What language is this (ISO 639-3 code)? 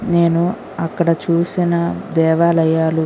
tel